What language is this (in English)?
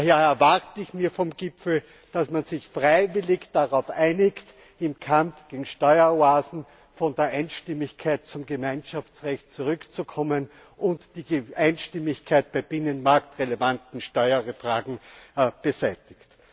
German